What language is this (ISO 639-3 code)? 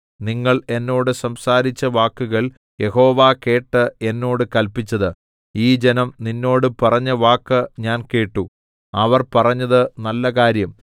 mal